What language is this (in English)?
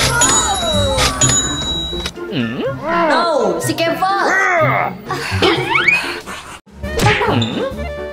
English